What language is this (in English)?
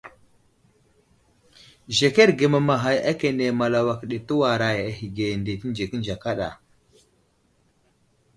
Wuzlam